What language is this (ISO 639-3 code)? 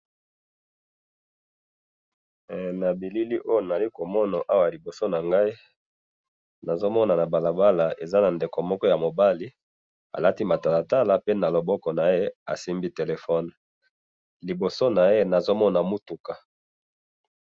lin